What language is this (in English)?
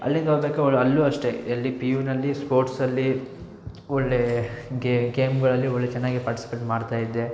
Kannada